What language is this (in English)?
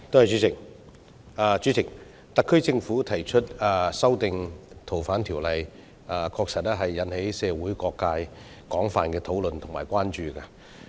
Cantonese